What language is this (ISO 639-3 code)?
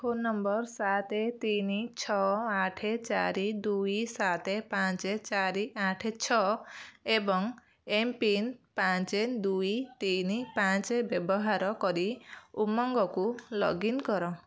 ori